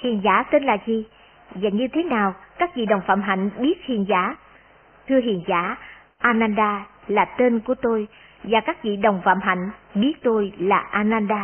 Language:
Vietnamese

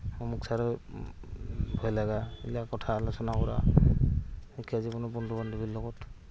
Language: Assamese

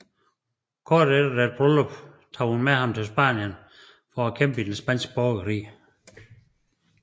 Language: Danish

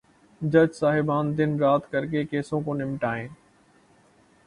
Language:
Urdu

